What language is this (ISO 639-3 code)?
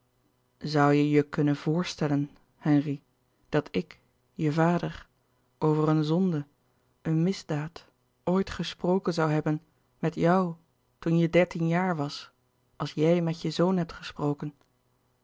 nld